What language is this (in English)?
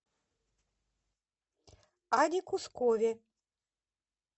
Russian